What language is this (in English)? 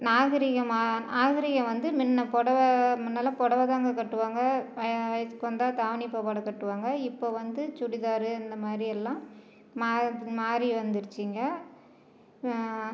Tamil